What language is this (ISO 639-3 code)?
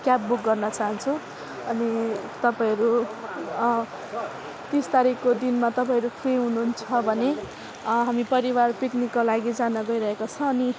nep